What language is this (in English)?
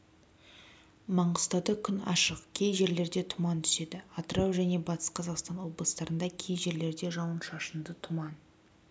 Kazakh